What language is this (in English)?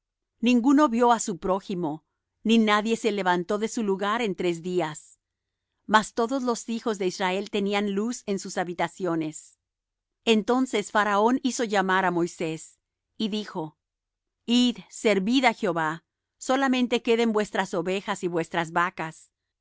Spanish